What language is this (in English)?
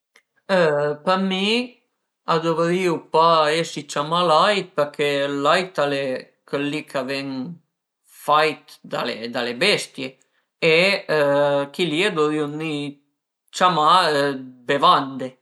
Piedmontese